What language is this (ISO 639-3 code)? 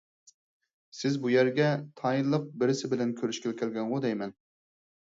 uig